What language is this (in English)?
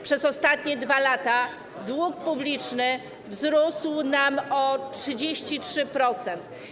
Polish